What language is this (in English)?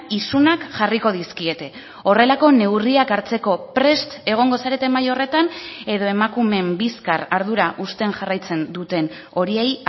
Basque